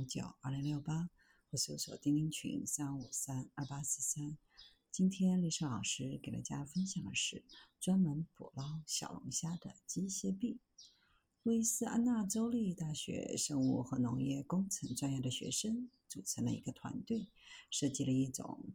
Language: Chinese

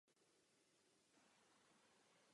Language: Czech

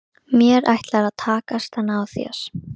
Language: Icelandic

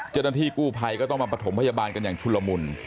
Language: Thai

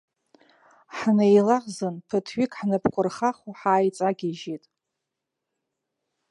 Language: Abkhazian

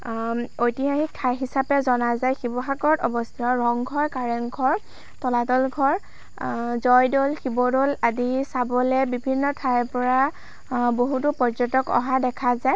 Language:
Assamese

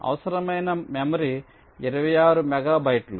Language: Telugu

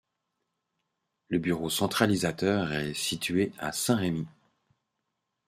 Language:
French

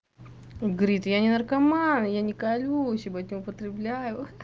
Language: Russian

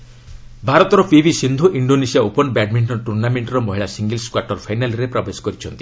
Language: Odia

